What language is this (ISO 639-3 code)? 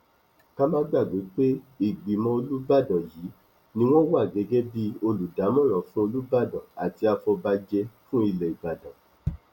yor